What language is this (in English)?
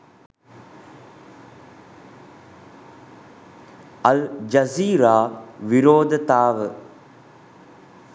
Sinhala